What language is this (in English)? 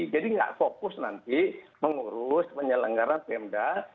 Indonesian